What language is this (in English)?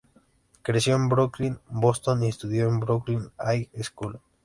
Spanish